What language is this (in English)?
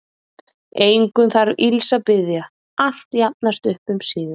Icelandic